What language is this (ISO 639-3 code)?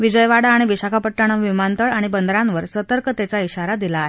mar